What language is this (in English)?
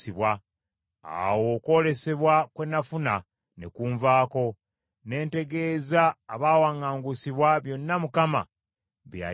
Ganda